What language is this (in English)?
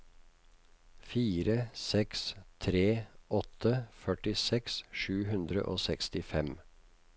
Norwegian